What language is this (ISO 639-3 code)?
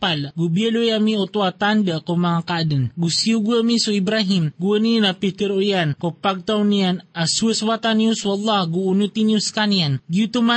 fil